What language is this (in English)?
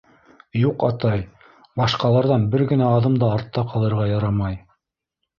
Bashkir